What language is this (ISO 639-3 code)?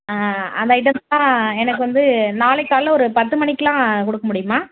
tam